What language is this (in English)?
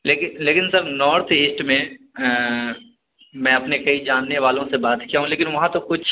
Urdu